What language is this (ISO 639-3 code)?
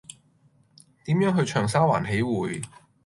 yue